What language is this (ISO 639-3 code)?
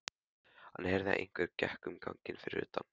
isl